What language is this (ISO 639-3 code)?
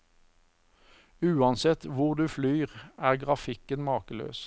nor